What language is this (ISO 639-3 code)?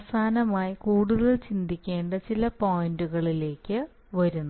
mal